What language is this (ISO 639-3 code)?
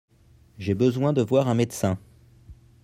fra